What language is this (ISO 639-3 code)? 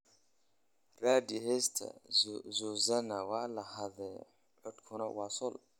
som